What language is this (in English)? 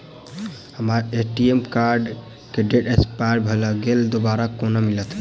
Maithili